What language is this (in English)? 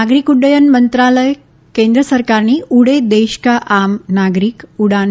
Gujarati